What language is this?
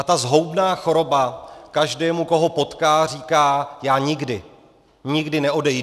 Czech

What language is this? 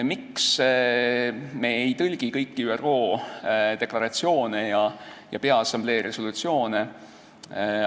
Estonian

